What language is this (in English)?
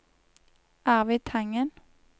Norwegian